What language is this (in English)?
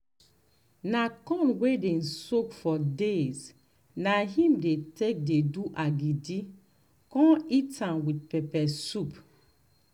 Nigerian Pidgin